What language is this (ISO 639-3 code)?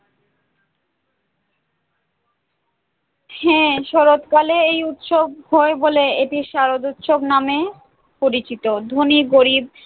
ben